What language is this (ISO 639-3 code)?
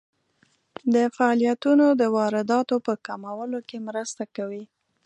pus